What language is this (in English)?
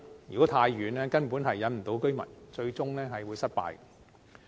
Cantonese